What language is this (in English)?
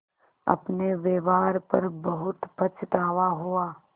Hindi